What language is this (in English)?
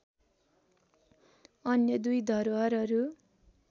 Nepali